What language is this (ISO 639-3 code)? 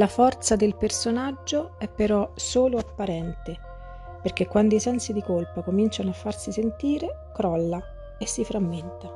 ita